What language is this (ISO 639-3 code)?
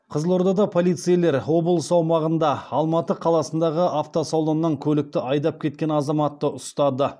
kaz